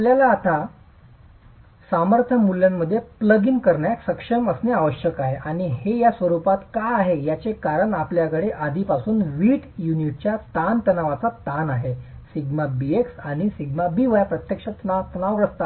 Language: Marathi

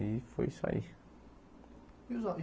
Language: Portuguese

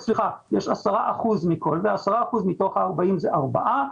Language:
Hebrew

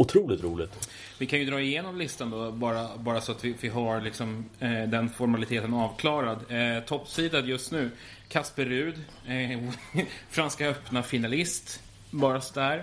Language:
Swedish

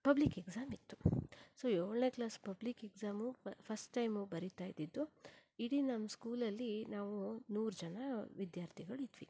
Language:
Kannada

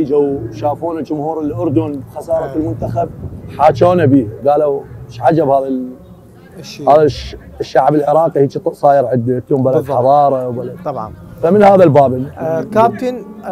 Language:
Arabic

